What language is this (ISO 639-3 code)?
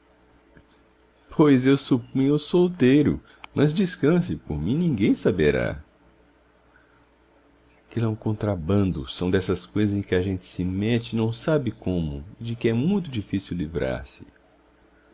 por